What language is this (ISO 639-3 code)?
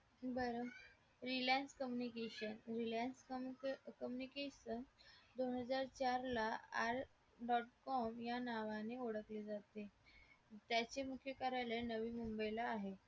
mar